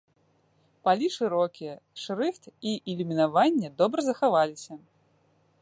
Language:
Belarusian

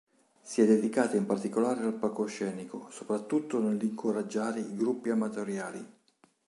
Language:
Italian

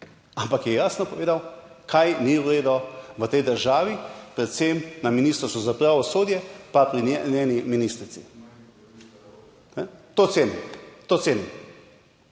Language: Slovenian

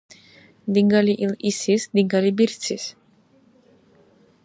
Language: Dargwa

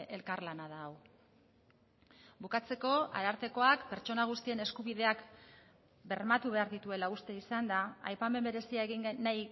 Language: Basque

